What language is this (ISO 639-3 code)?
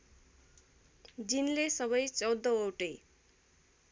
nep